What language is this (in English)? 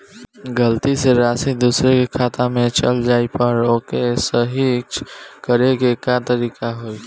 Bhojpuri